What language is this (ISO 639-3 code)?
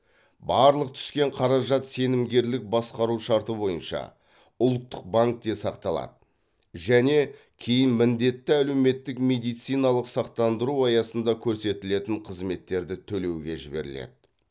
kaz